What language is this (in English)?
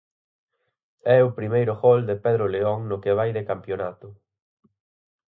Galician